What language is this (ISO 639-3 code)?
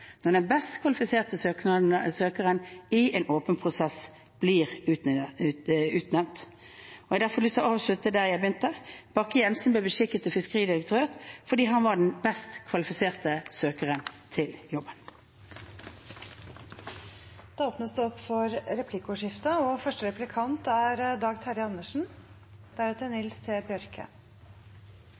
nob